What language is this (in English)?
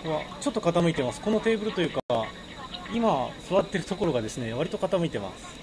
Japanese